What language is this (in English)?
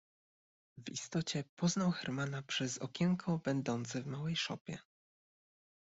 Polish